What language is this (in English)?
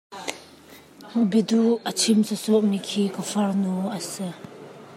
Hakha Chin